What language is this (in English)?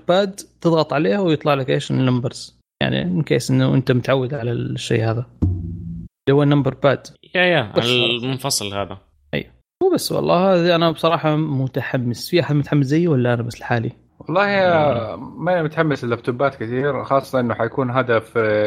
Arabic